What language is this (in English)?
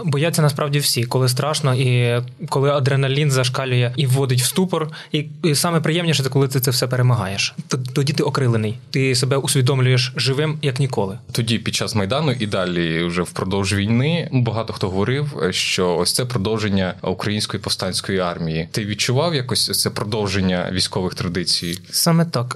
Ukrainian